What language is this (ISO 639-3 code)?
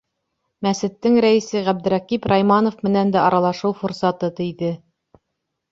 bak